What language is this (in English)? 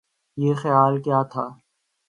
Urdu